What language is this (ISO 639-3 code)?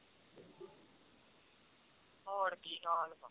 pan